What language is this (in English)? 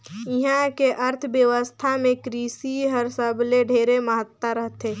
Chhattisgarhi